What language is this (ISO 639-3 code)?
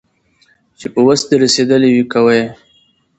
pus